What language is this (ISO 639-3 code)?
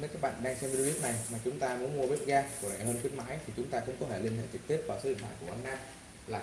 vie